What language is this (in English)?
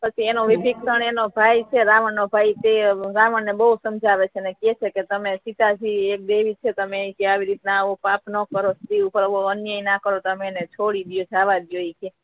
Gujarati